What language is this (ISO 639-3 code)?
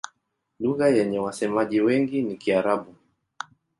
swa